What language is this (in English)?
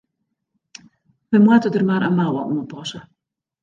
Western Frisian